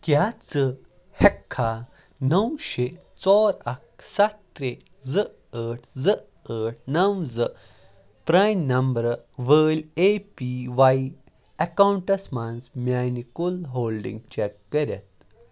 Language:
Kashmiri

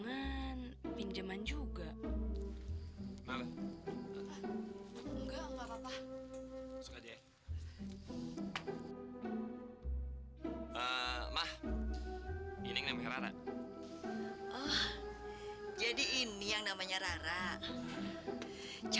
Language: Indonesian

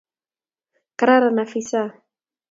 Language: Kalenjin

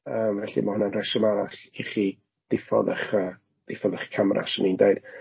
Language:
Welsh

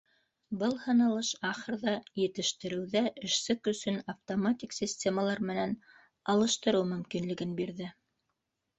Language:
Bashkir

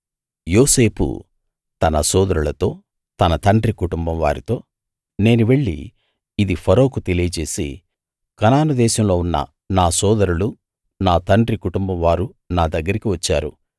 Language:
Telugu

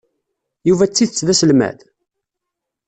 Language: Kabyle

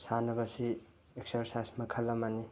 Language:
Manipuri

